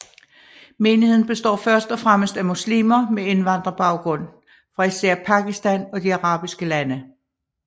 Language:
Danish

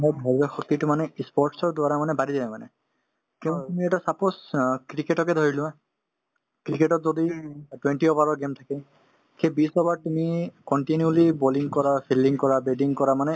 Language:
Assamese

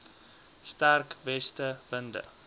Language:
Afrikaans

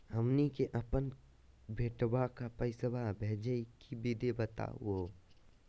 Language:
Magahi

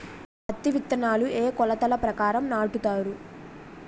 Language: Telugu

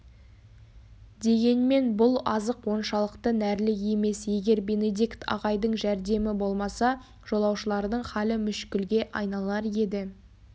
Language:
Kazakh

